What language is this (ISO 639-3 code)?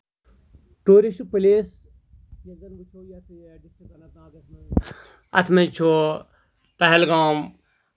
kas